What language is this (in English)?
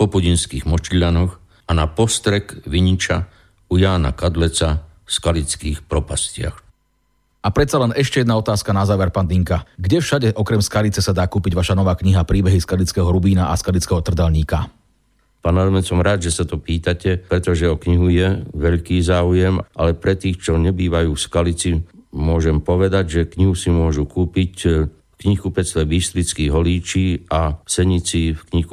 Slovak